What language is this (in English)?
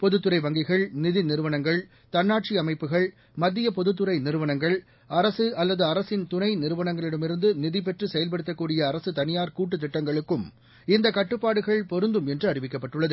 Tamil